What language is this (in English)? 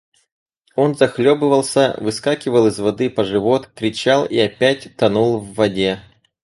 Russian